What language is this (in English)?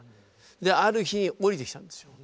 Japanese